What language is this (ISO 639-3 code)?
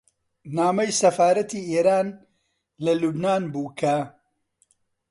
ckb